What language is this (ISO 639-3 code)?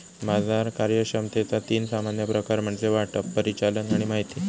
mar